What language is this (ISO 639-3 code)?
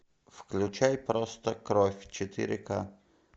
rus